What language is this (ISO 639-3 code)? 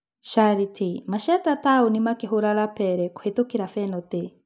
kik